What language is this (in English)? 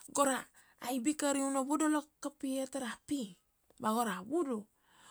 Kuanua